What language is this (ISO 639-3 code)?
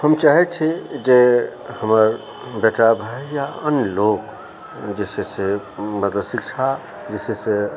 mai